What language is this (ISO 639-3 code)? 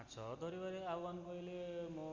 ori